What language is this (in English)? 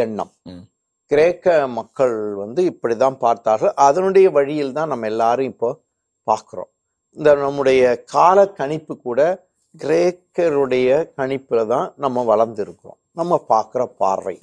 Tamil